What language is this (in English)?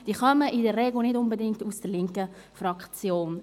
Swiss German